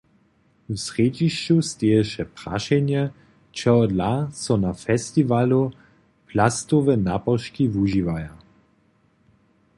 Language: Upper Sorbian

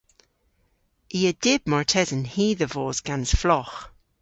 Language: Cornish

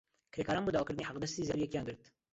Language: Central Kurdish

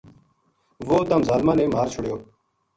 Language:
Gujari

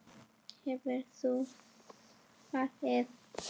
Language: Icelandic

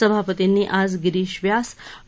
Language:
Marathi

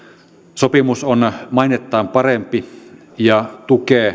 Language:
Finnish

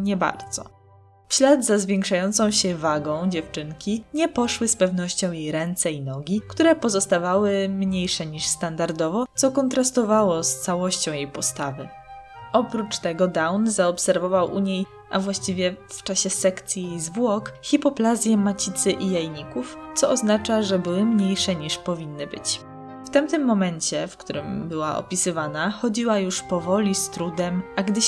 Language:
Polish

